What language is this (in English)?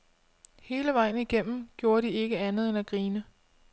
Danish